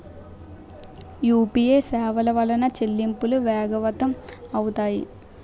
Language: Telugu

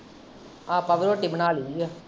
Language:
Punjabi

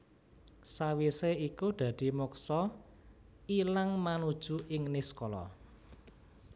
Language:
Javanese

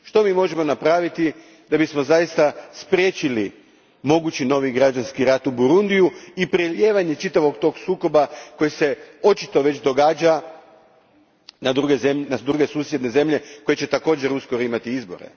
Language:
Croatian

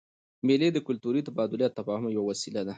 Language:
Pashto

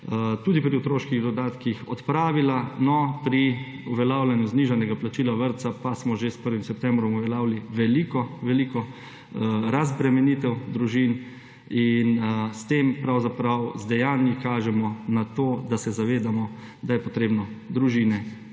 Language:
Slovenian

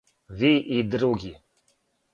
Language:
Serbian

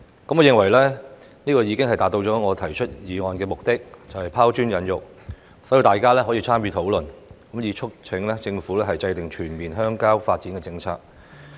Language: Cantonese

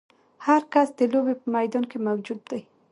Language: Pashto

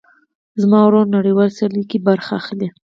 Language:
Pashto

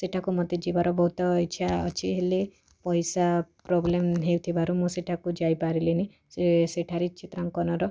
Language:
Odia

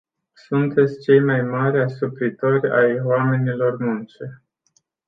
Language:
Romanian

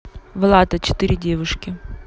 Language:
Russian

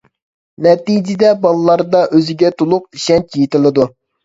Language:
Uyghur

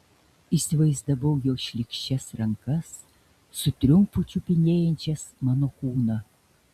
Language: Lithuanian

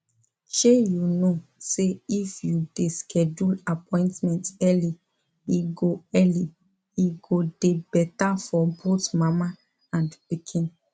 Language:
Nigerian Pidgin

